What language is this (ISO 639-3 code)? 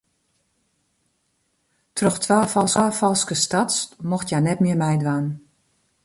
fry